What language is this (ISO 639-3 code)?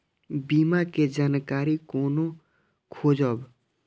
mai